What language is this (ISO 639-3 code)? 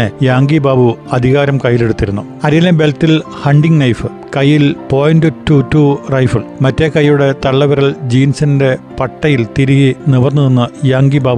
mal